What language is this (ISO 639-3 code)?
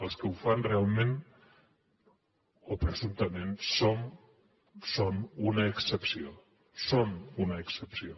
cat